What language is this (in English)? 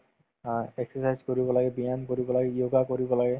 Assamese